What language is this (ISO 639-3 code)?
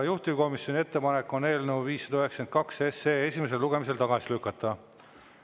est